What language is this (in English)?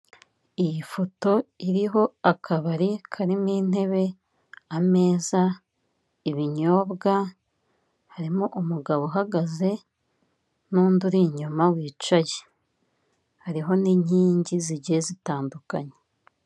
Kinyarwanda